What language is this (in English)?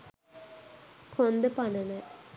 Sinhala